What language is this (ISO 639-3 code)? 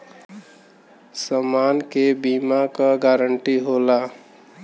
bho